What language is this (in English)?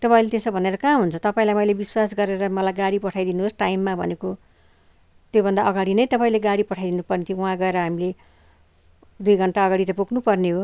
Nepali